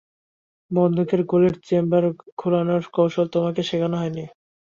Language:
Bangla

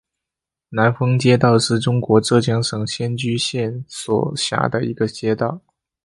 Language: Chinese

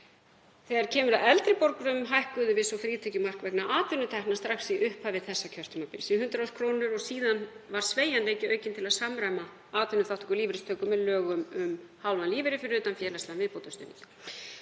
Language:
Icelandic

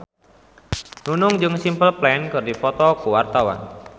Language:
Sundanese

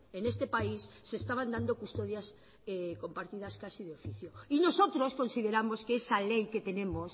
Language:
Spanish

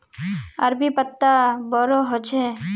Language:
Magahi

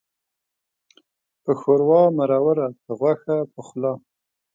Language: Pashto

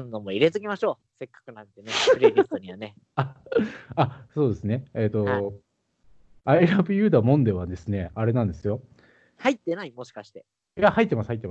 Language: Japanese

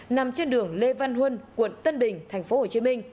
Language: Vietnamese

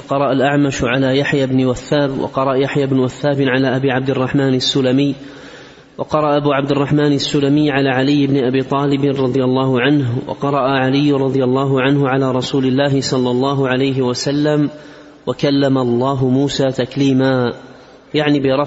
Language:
Arabic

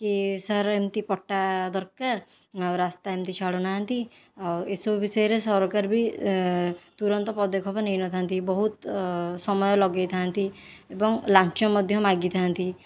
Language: Odia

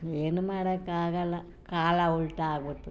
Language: Kannada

